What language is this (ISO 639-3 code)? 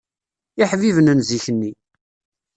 kab